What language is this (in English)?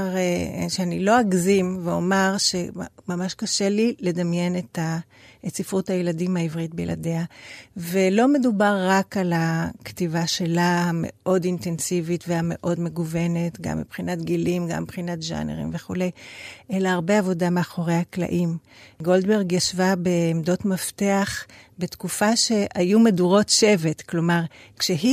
Hebrew